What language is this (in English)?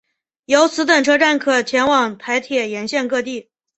Chinese